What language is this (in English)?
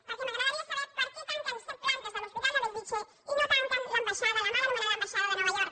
Catalan